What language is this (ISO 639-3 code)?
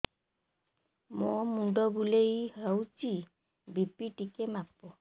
ori